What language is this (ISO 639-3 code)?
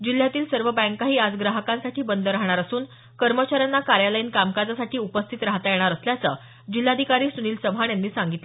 mar